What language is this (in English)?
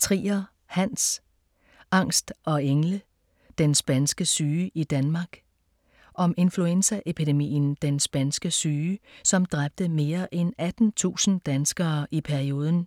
Danish